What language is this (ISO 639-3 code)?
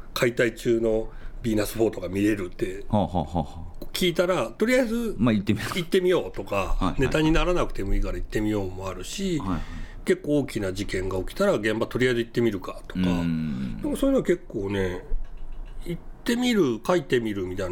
jpn